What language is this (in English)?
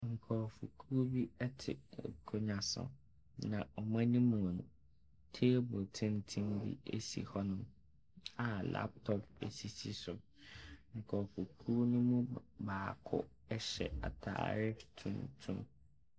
Akan